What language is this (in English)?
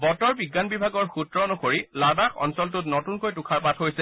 Assamese